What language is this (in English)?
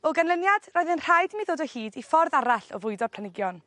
Welsh